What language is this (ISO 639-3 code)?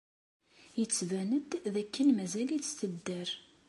kab